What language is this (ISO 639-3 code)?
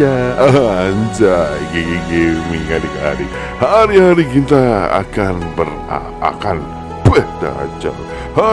ind